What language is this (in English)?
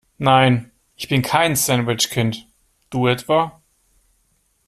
German